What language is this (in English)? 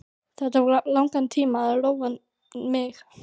Icelandic